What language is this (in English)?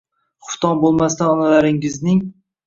Uzbek